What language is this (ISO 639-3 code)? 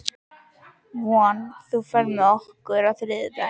isl